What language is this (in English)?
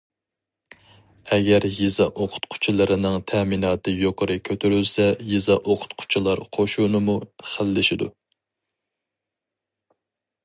Uyghur